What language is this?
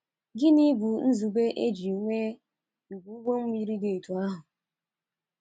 Igbo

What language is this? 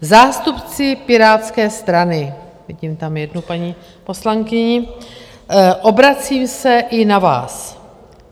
Czech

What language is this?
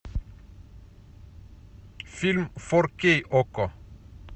Russian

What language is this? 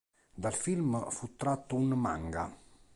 Italian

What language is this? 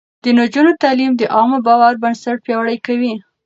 Pashto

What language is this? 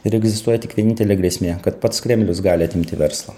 Lithuanian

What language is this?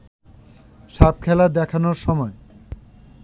Bangla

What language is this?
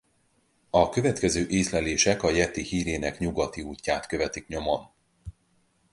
Hungarian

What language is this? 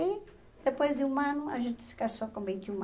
Portuguese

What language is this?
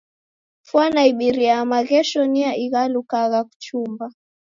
Taita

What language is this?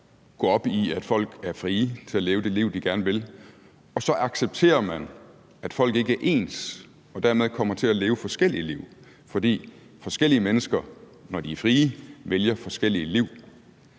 Danish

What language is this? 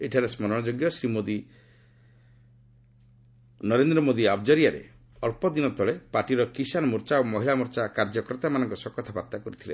Odia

